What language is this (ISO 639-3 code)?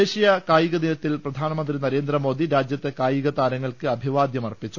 mal